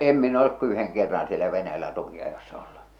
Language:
Finnish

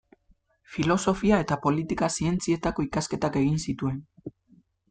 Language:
Basque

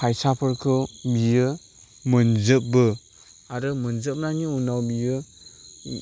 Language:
Bodo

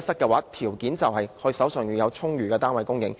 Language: Cantonese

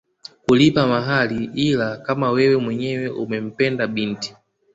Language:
Swahili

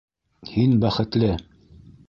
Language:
Bashkir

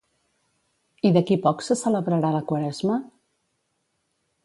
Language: Catalan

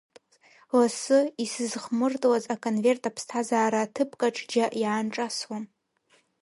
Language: Abkhazian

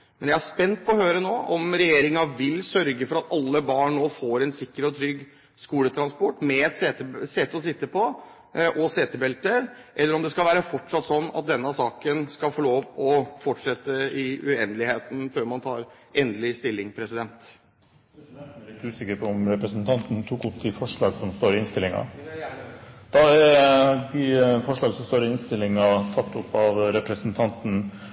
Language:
Norwegian Bokmål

